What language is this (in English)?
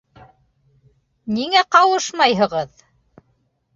Bashkir